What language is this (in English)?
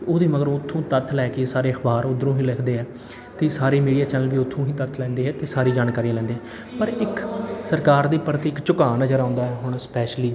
Punjabi